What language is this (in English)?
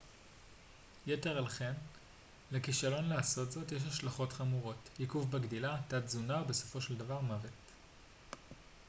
Hebrew